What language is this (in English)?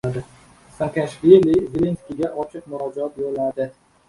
Uzbek